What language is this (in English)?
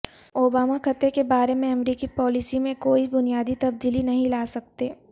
Urdu